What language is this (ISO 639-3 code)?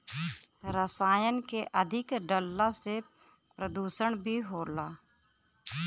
bho